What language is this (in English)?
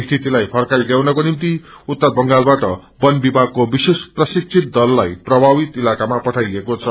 Nepali